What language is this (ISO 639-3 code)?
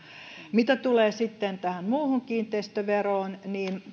fin